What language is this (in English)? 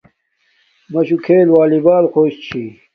Domaaki